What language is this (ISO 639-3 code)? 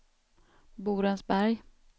swe